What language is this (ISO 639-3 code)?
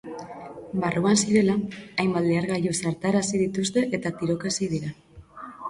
eus